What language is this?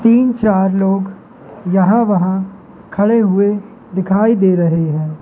Hindi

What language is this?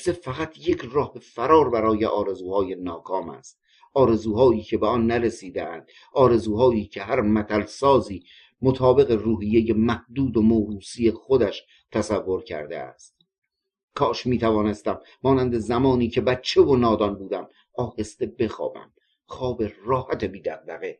Persian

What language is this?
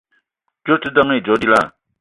Eton (Cameroon)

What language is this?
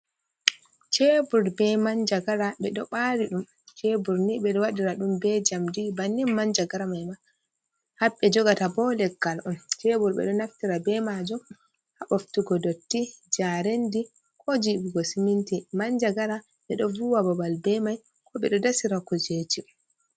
Fula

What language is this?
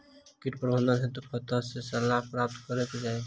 Maithili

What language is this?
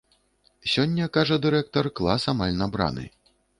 Belarusian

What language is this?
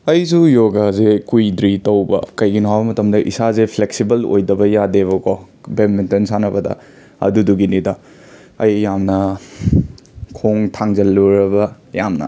Manipuri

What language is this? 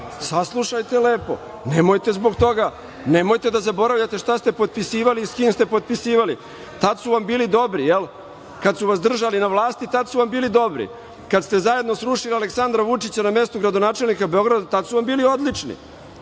Serbian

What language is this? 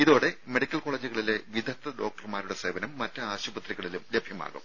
Malayalam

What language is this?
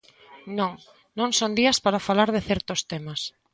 Galician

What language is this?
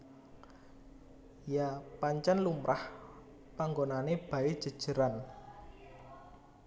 Javanese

